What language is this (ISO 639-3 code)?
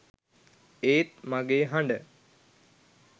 sin